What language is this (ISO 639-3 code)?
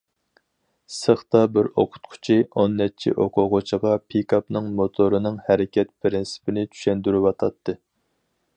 uig